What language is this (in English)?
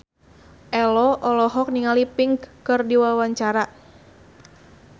Sundanese